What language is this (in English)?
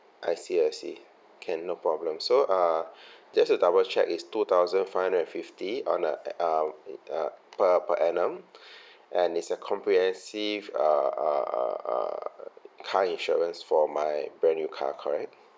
English